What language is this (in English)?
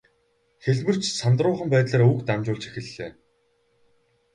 Mongolian